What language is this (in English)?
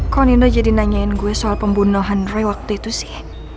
Indonesian